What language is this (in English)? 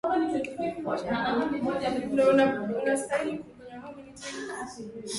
Swahili